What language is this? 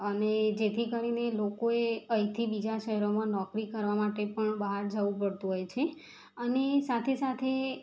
Gujarati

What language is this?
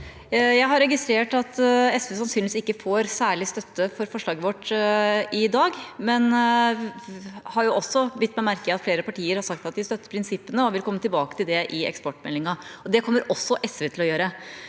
Norwegian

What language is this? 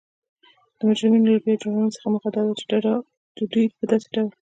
Pashto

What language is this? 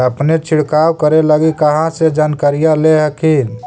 Magahi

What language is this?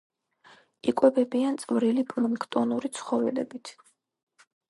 Georgian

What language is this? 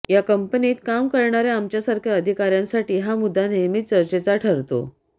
Marathi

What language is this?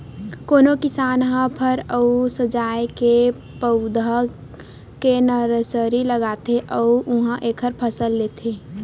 Chhattisgarhi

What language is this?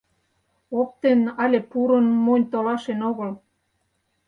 Mari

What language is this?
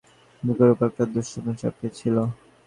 Bangla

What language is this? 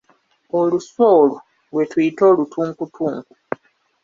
Ganda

